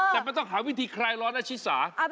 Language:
Thai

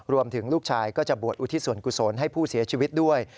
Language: Thai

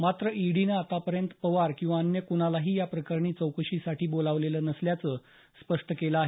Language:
Marathi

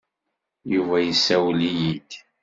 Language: Kabyle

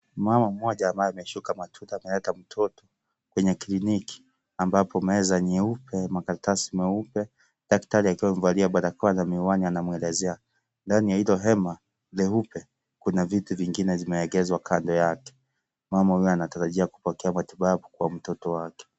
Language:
Swahili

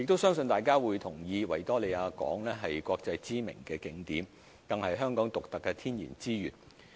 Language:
Cantonese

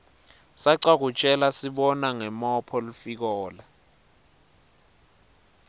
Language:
Swati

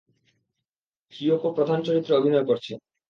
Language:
Bangla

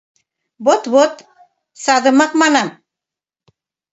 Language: Mari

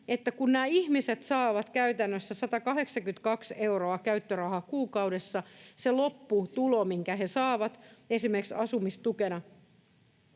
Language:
Finnish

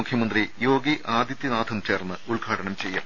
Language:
Malayalam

